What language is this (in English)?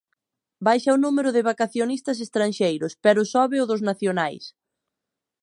Galician